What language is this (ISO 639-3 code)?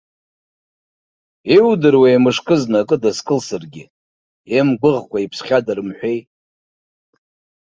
abk